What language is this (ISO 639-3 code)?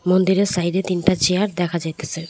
ben